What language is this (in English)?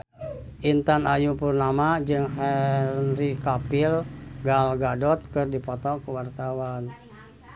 Sundanese